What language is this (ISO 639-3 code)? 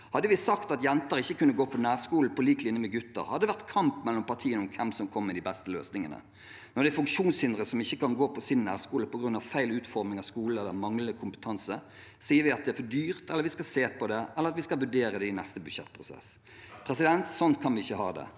nor